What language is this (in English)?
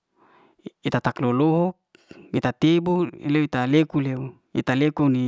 Liana-Seti